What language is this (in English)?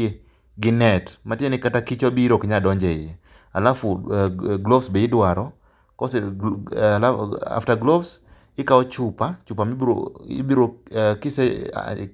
Luo (Kenya and Tanzania)